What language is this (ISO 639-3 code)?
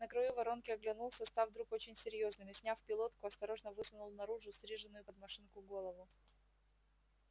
rus